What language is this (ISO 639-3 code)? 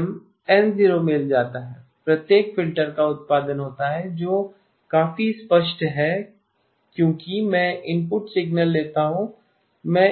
hin